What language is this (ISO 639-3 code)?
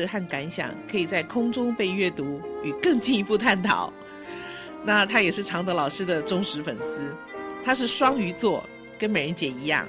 zho